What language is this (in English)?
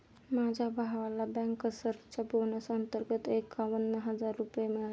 Marathi